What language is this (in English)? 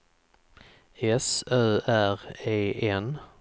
Swedish